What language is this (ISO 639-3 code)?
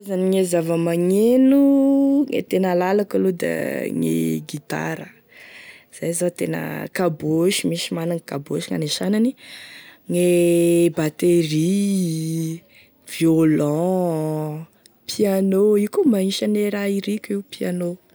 tkg